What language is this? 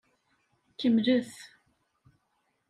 Kabyle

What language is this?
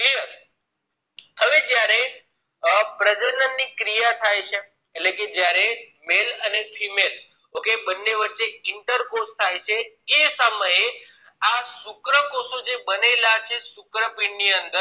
Gujarati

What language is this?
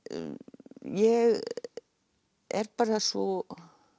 Icelandic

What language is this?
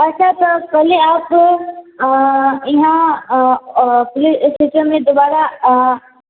Maithili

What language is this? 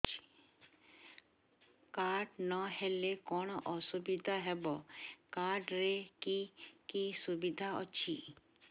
Odia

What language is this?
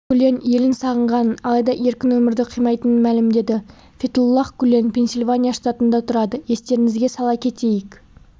Kazakh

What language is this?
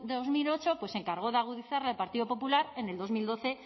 Spanish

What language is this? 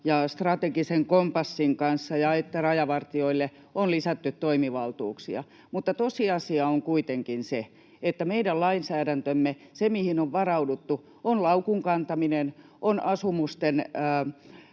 Finnish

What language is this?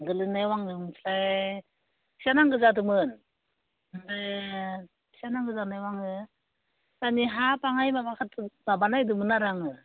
Bodo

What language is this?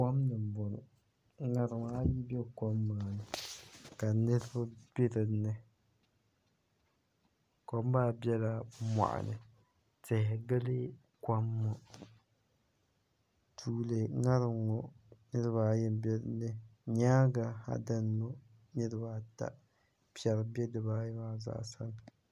Dagbani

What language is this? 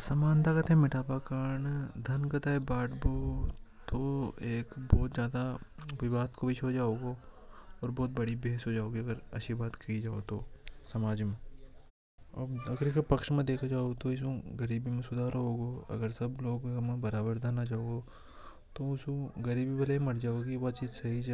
Hadothi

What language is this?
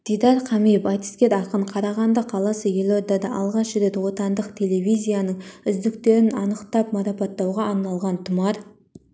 Kazakh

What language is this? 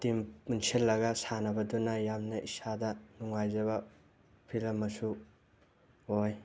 Manipuri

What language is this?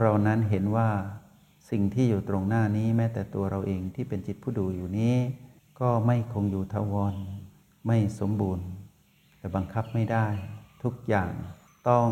Thai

